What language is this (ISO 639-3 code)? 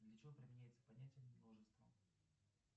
rus